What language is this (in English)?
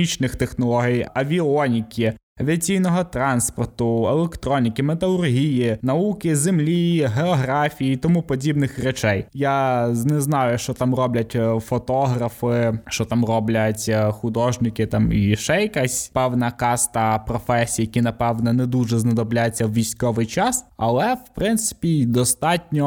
Ukrainian